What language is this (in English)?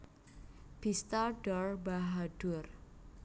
Javanese